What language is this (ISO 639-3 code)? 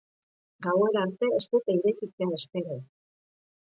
eus